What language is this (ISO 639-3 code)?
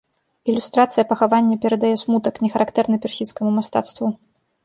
bel